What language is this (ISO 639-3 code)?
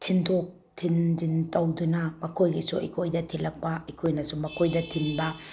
mni